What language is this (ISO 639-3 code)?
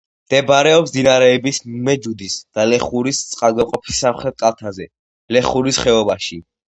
kat